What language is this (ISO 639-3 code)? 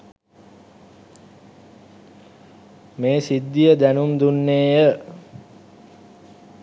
sin